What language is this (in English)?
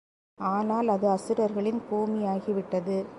Tamil